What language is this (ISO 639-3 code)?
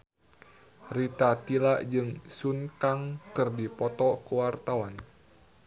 sun